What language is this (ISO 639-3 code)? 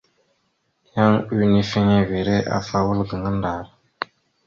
mxu